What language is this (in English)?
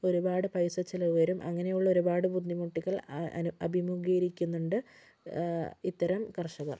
Malayalam